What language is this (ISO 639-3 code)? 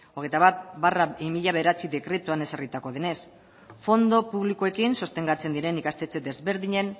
eus